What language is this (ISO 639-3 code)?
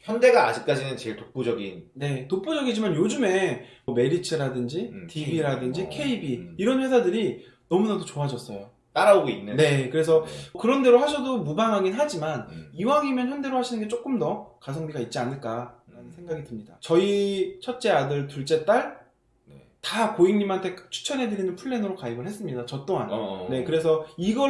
kor